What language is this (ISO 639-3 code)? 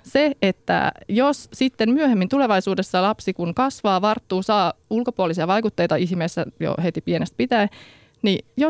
fin